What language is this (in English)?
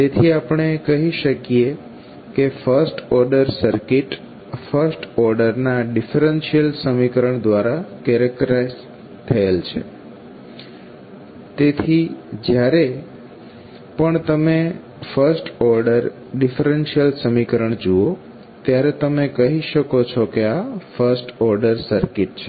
Gujarati